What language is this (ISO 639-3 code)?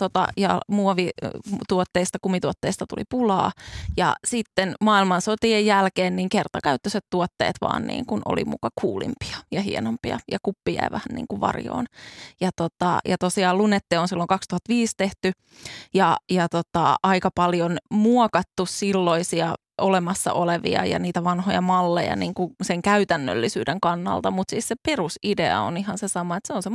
fin